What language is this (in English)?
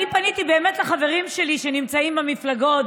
Hebrew